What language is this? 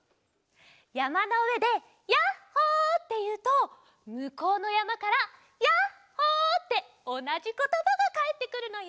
Japanese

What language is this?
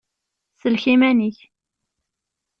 Kabyle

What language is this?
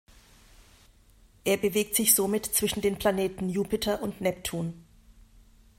German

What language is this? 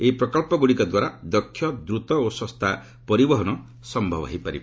Odia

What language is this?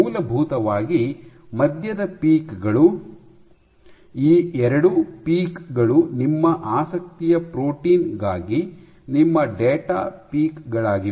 Kannada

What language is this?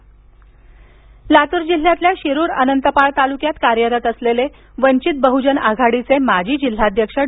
Marathi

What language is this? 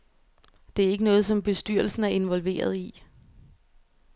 Danish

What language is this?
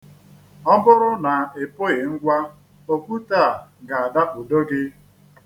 Igbo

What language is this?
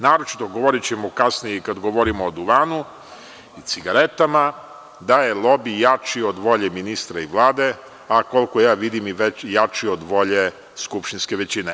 Serbian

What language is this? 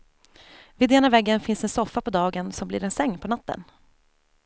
Swedish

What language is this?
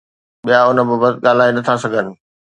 Sindhi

